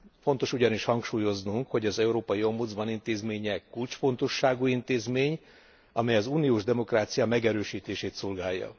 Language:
Hungarian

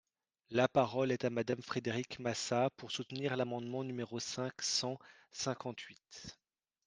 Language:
French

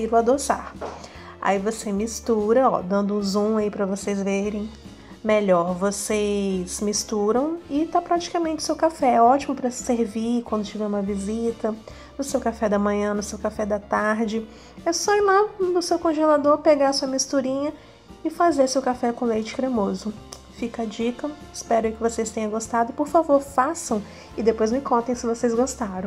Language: Portuguese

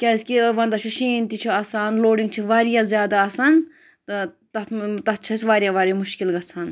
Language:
Kashmiri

